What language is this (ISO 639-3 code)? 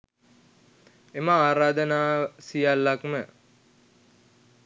sin